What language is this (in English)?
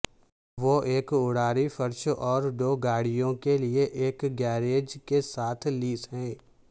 Urdu